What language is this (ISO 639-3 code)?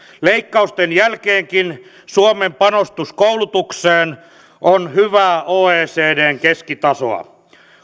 fin